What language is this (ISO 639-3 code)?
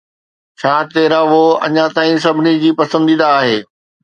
snd